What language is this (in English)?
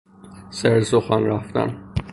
Persian